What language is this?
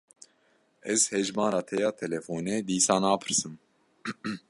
Kurdish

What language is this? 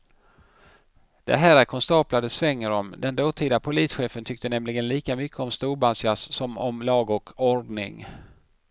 Swedish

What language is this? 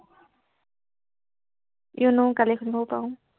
Assamese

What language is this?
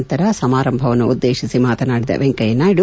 Kannada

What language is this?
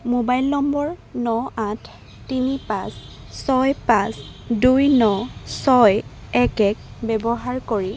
Assamese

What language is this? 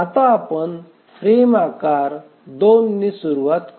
Marathi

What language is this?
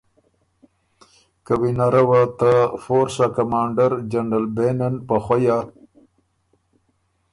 Ormuri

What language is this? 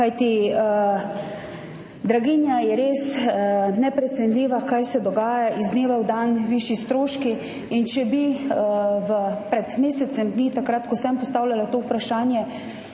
Slovenian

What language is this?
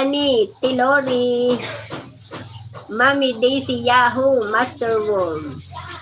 Filipino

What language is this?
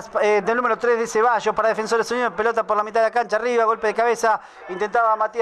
Spanish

